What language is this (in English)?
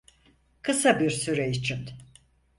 Turkish